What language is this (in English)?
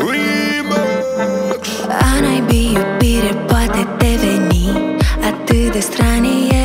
Romanian